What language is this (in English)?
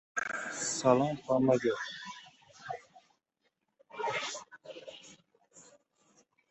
Uzbek